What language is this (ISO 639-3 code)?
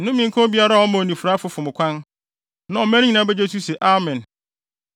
aka